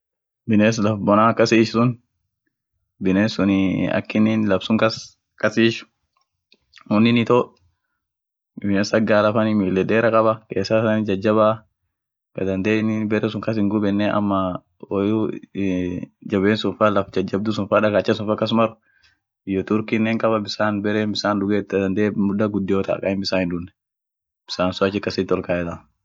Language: Orma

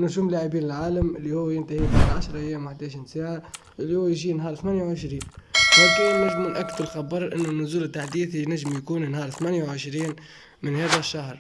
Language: Arabic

